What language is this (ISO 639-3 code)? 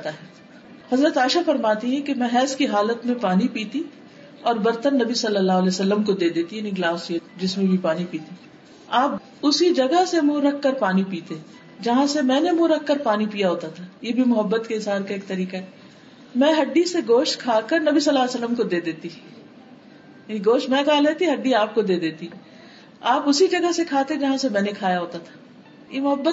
urd